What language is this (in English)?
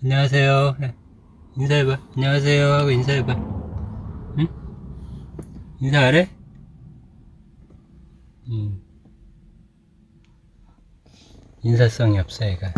Korean